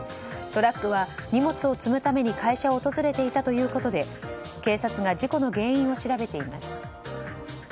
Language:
Japanese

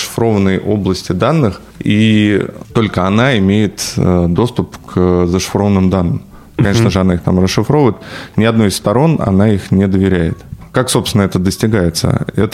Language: Russian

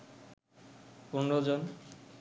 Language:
Bangla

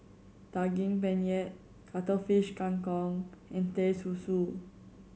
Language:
English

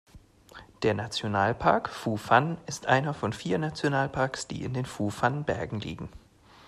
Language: German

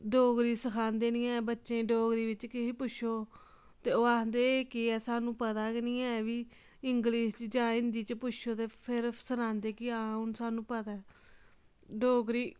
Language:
Dogri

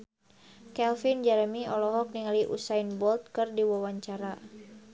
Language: Sundanese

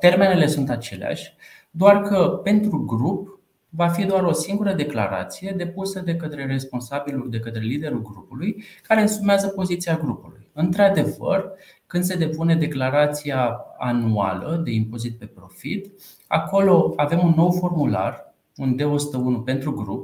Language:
Romanian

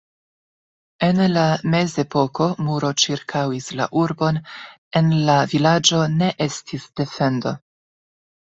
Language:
Esperanto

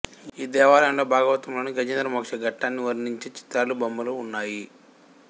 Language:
Telugu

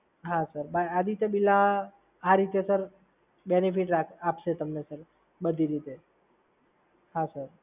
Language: Gujarati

